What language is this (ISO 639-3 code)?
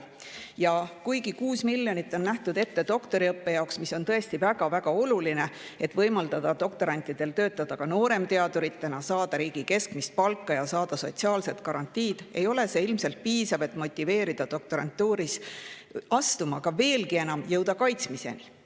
est